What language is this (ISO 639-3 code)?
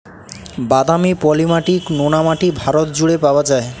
ben